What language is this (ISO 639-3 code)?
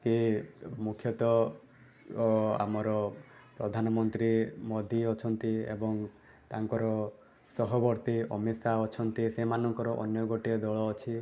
ori